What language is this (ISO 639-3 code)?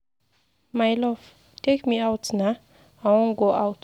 pcm